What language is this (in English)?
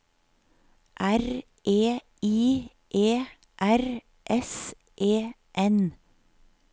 Norwegian